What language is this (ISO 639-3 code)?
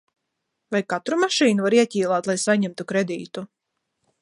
lav